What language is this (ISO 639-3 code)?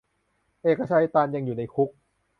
tha